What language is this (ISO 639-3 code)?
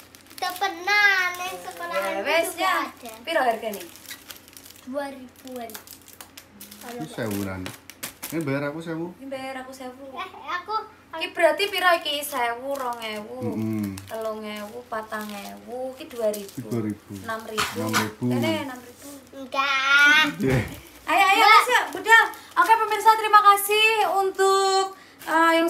ind